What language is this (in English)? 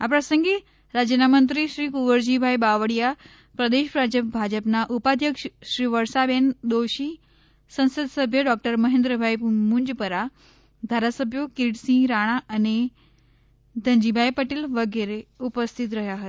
Gujarati